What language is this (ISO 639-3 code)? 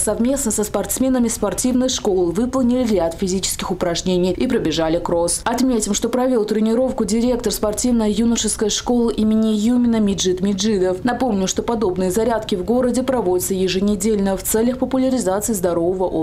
rus